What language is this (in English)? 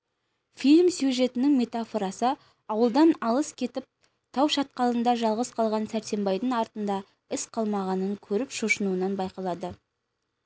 Kazakh